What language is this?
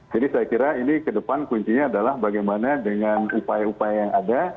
Indonesian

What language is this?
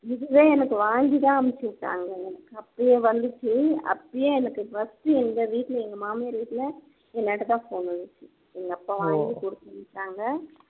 Tamil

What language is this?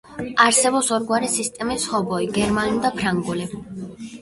Georgian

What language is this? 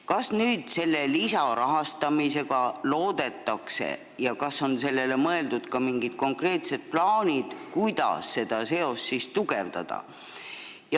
Estonian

